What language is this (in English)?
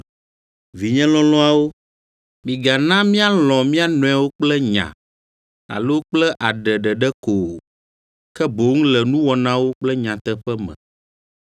Ewe